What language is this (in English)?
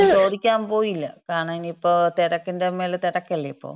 Malayalam